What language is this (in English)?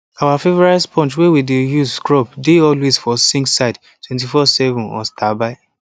Nigerian Pidgin